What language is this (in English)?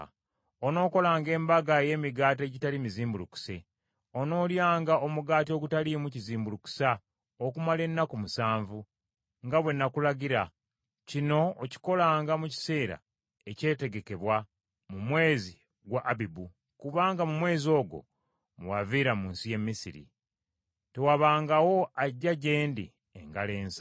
Ganda